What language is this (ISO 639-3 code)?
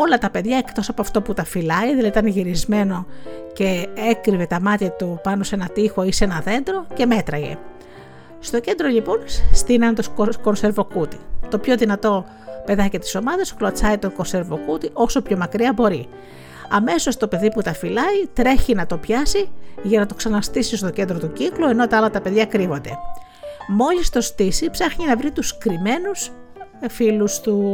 ell